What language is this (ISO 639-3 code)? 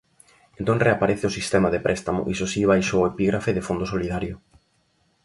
glg